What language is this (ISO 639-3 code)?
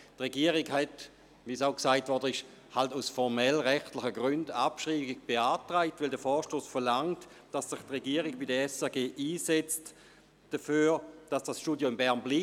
gsw